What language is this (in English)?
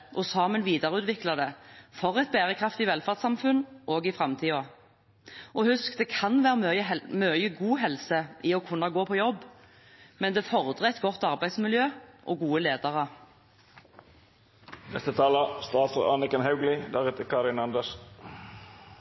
Norwegian Bokmål